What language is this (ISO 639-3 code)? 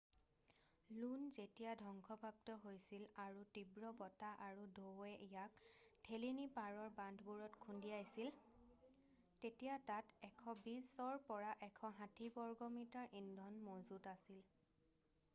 asm